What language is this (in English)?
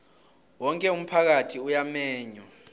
South Ndebele